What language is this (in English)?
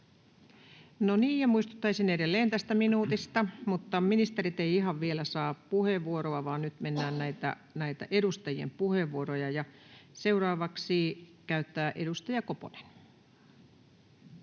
Finnish